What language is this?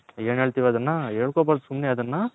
Kannada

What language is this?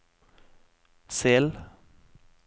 Norwegian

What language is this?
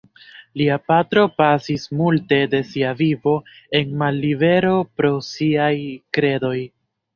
Esperanto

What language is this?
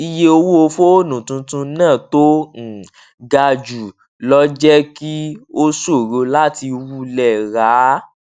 Yoruba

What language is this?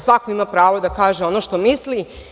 Serbian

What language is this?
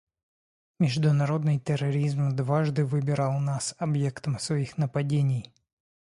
Russian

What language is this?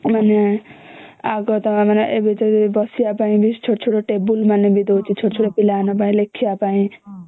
Odia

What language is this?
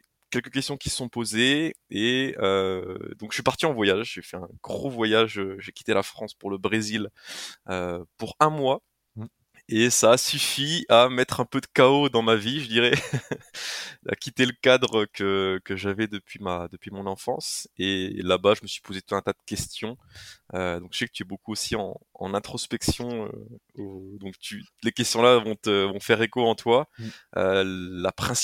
French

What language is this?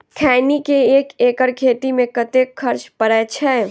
Maithili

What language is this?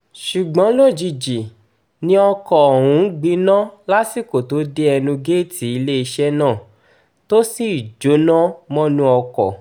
Yoruba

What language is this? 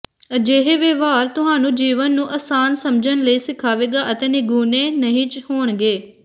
Punjabi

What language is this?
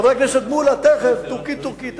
Hebrew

